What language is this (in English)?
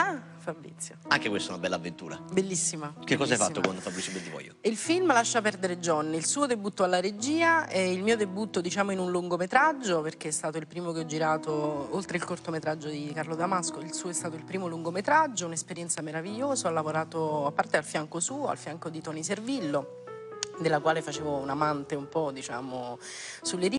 Italian